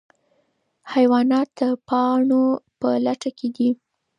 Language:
Pashto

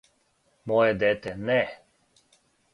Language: Serbian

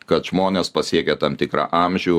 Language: Lithuanian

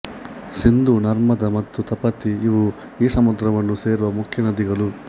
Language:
Kannada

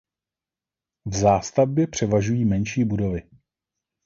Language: Czech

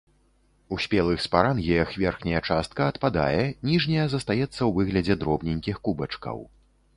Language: Belarusian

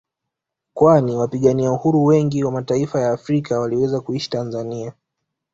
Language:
Swahili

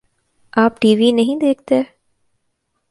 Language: Urdu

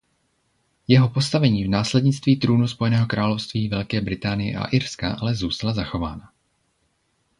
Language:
Czech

